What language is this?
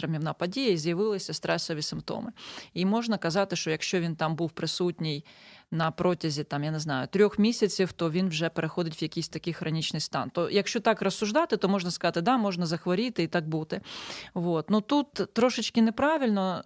Ukrainian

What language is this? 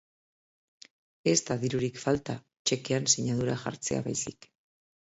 Basque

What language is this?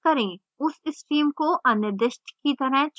Hindi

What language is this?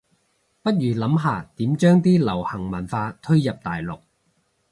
Cantonese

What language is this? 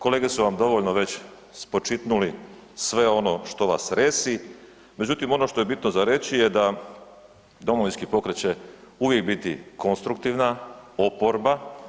Croatian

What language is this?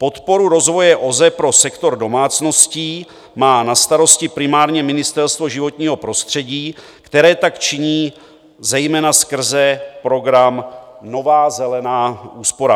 Czech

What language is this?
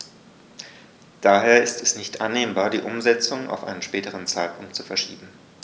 German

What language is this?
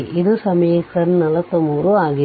Kannada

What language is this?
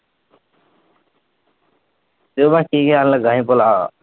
Punjabi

